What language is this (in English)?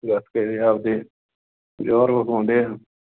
Punjabi